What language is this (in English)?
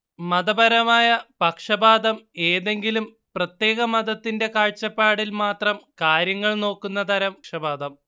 Malayalam